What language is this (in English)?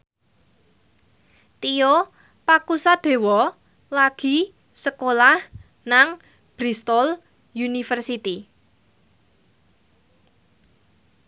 Javanese